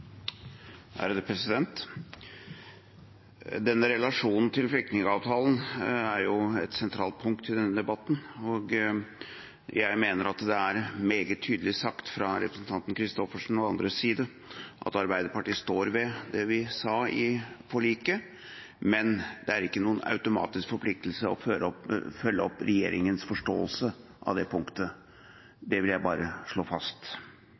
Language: Norwegian Bokmål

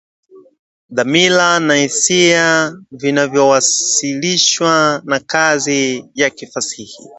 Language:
Swahili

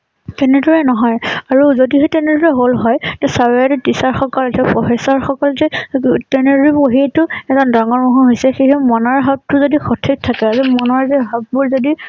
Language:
Assamese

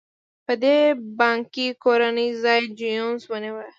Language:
Pashto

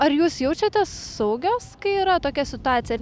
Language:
Lithuanian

